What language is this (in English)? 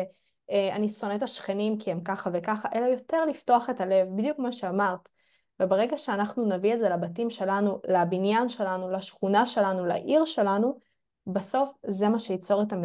Hebrew